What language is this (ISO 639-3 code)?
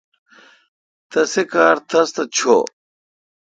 xka